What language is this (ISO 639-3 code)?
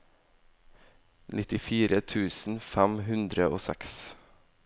nor